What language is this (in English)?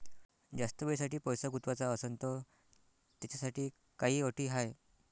Marathi